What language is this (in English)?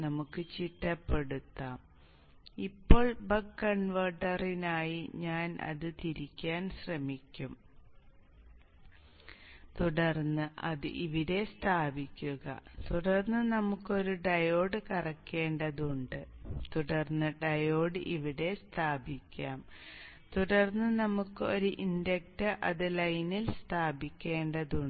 Malayalam